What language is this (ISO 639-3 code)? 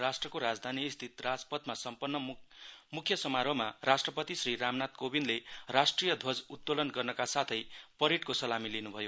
nep